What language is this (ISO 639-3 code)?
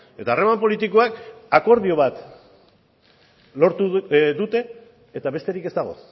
eus